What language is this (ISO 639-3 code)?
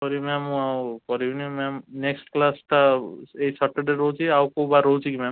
ori